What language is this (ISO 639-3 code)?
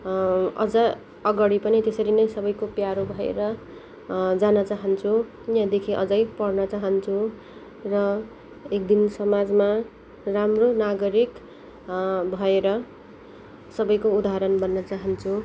nep